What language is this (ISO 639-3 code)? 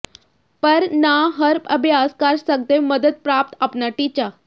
pan